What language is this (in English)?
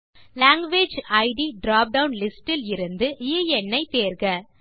Tamil